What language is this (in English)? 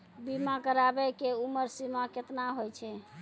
Maithili